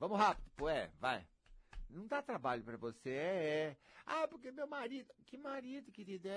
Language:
Portuguese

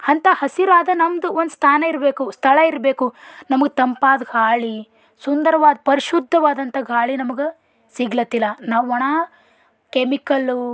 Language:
Kannada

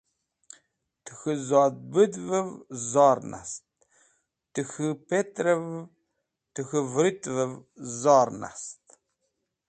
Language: Wakhi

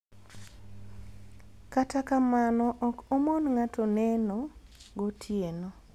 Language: Luo (Kenya and Tanzania)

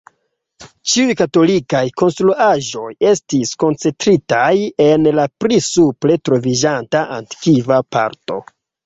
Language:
Esperanto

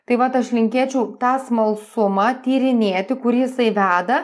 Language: Lithuanian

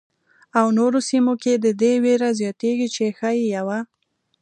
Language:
Pashto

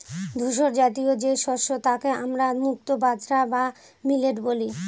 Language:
Bangla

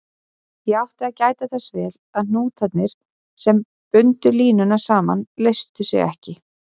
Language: Icelandic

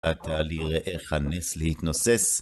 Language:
Hebrew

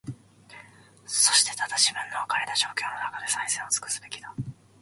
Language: Japanese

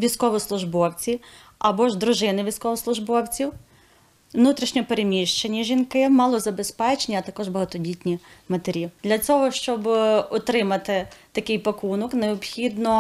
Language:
Ukrainian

